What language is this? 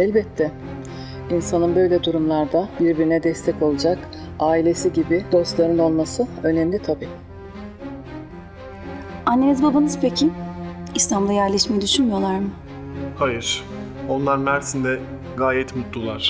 Turkish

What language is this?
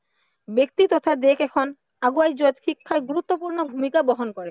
Assamese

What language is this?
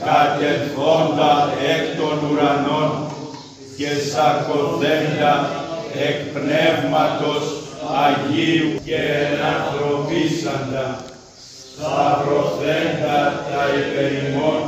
Greek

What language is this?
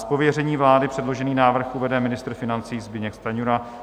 Czech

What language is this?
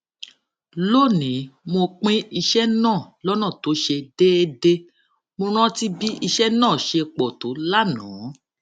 Yoruba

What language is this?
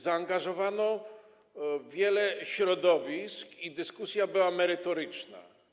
Polish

